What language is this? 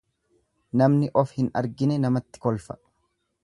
Oromo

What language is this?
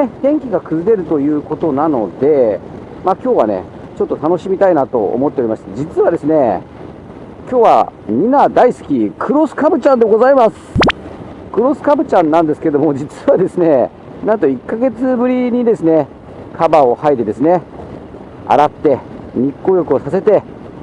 Japanese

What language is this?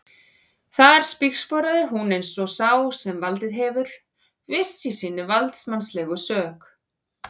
Icelandic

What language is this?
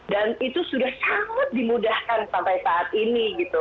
Indonesian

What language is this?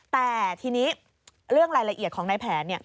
Thai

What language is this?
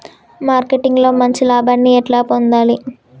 Telugu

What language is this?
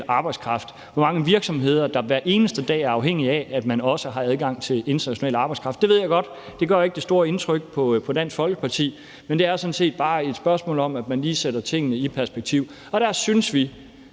Danish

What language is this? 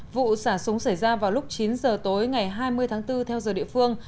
Vietnamese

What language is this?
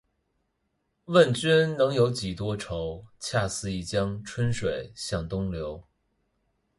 Chinese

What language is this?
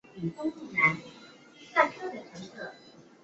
Chinese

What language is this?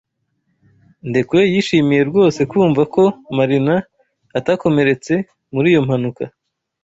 Kinyarwanda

